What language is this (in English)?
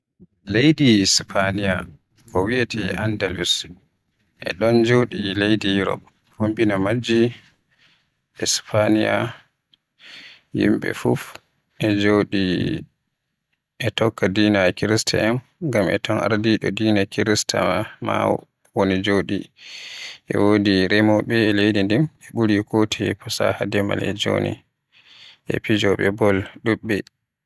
Western Niger Fulfulde